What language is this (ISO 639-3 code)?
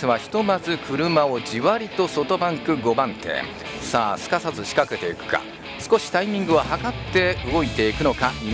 jpn